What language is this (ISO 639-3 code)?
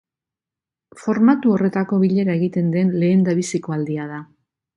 eus